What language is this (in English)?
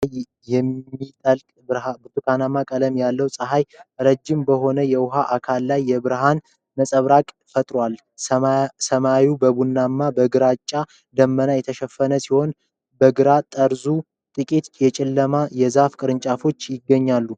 Amharic